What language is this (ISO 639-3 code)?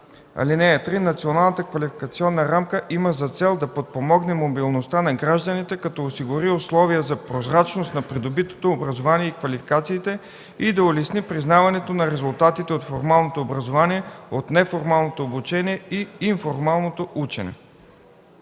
bul